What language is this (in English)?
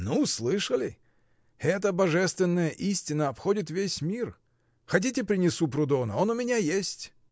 Russian